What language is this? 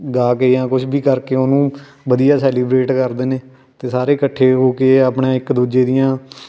Punjabi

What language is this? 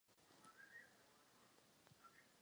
Czech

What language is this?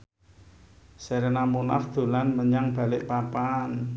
Javanese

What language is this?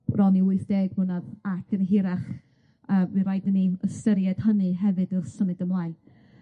Welsh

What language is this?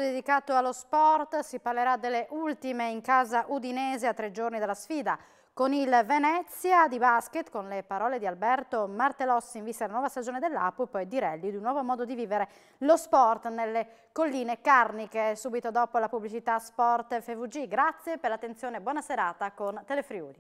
Italian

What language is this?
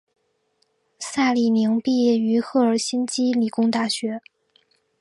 Chinese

